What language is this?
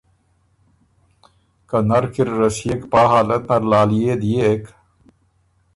Ormuri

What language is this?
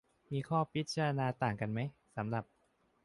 Thai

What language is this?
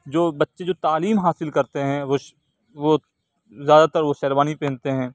Urdu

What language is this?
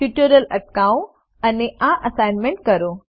Gujarati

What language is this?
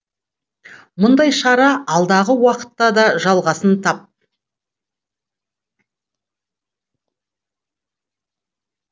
Kazakh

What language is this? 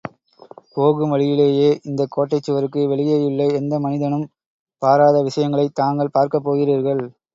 Tamil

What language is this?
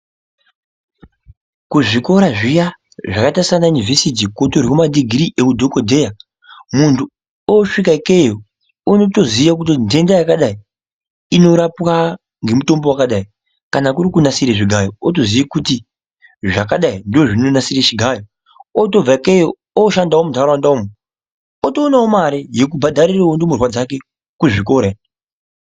Ndau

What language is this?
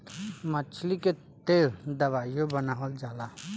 Bhojpuri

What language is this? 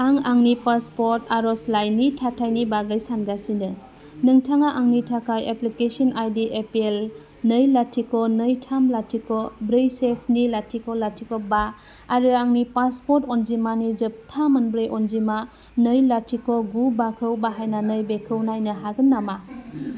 Bodo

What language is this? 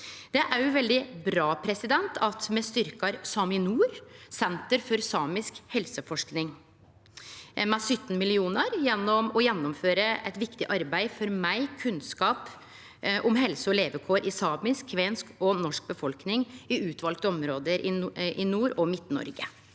Norwegian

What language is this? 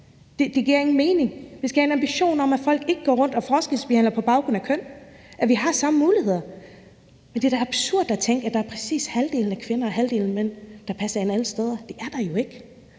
Danish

